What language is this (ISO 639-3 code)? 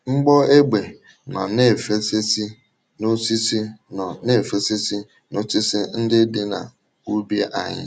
ibo